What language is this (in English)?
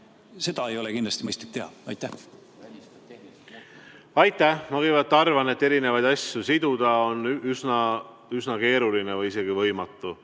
Estonian